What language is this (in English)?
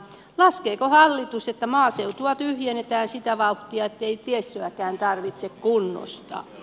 Finnish